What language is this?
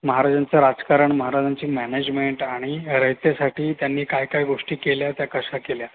Marathi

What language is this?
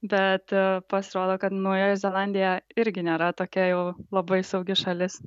Lithuanian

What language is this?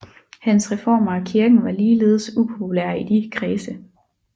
Danish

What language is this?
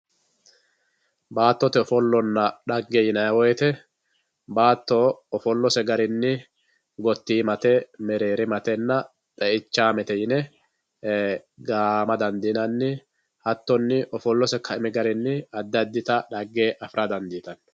Sidamo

